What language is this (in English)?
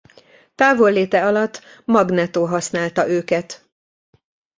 Hungarian